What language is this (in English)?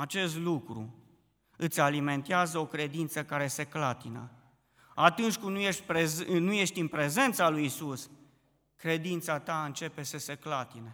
Romanian